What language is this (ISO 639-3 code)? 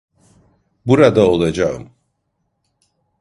tur